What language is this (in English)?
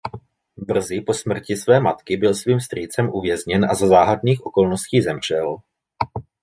Czech